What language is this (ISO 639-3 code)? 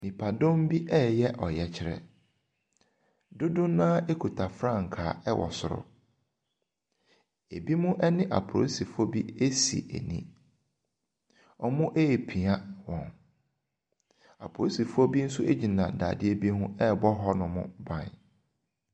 aka